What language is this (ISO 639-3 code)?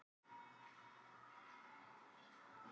isl